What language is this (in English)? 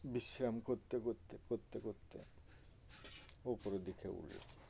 Bangla